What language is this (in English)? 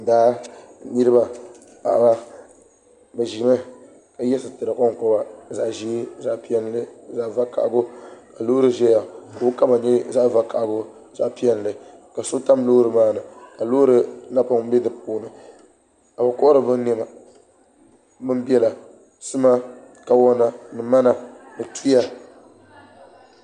Dagbani